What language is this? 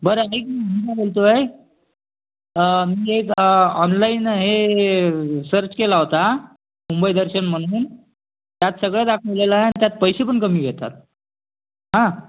Marathi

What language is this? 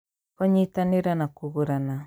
Kikuyu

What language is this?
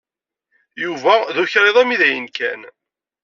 Kabyle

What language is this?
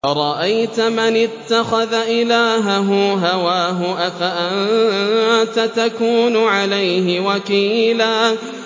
Arabic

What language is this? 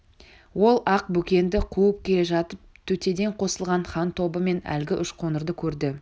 Kazakh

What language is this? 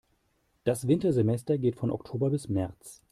German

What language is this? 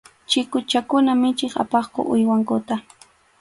Arequipa-La Unión Quechua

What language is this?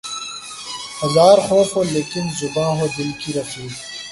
Urdu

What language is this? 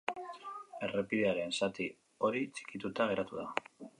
Basque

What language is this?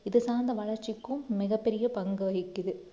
Tamil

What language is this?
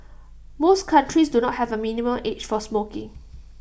English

